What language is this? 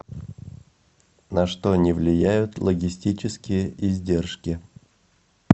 Russian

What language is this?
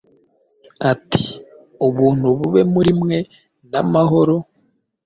Kinyarwanda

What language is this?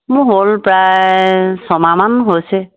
Assamese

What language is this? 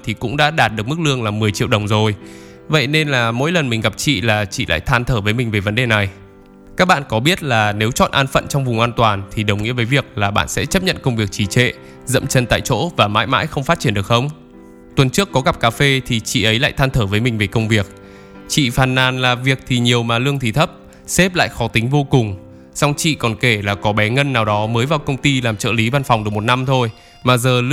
Vietnamese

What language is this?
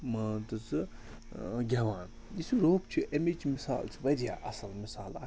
Kashmiri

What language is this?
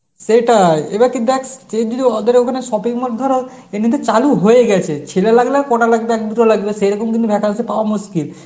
Bangla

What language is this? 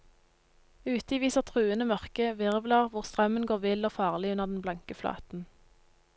Norwegian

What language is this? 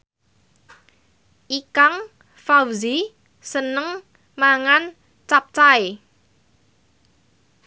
Javanese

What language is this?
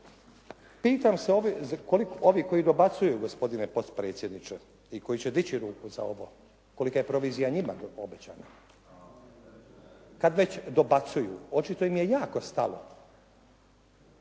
Croatian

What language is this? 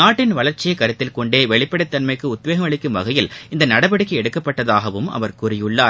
Tamil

